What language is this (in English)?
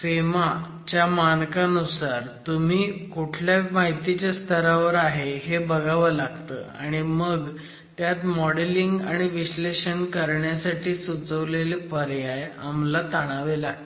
Marathi